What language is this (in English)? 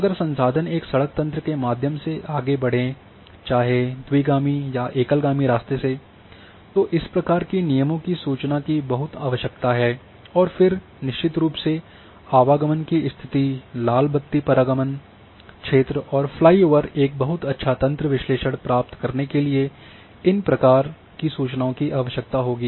Hindi